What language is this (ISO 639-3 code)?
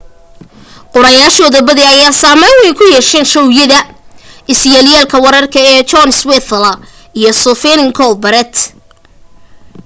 som